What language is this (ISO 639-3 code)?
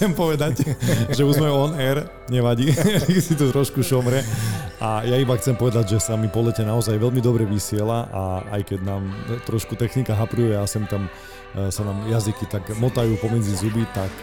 slk